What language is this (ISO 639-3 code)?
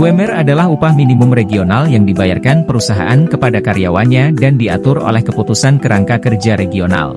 ind